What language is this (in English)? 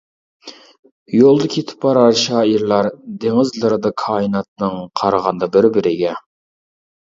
Uyghur